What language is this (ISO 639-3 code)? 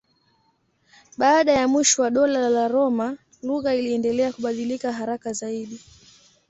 swa